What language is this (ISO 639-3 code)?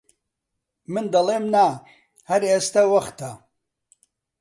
ckb